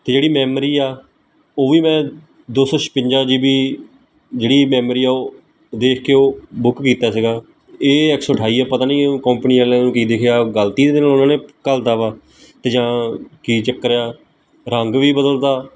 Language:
Punjabi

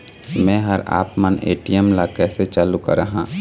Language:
Chhattisgarhi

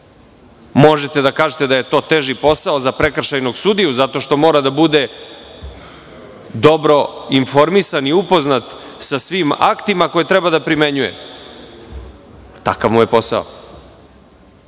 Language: Serbian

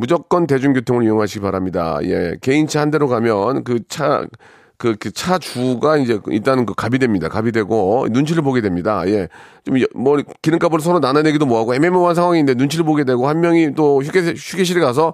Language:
Korean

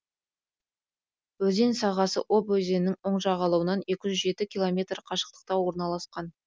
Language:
Kazakh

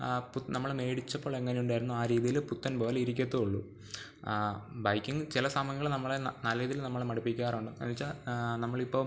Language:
Malayalam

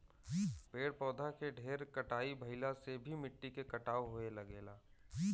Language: Bhojpuri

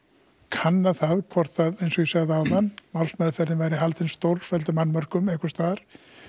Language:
Icelandic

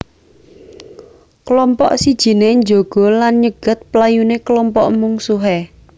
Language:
Javanese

